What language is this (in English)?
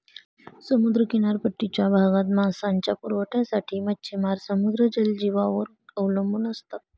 Marathi